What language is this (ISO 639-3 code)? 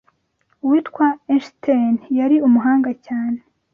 kin